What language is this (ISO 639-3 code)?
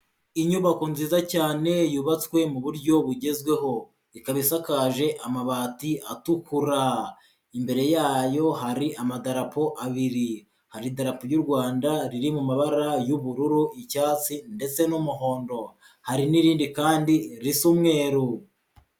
kin